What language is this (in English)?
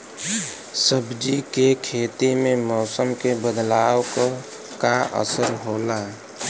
Bhojpuri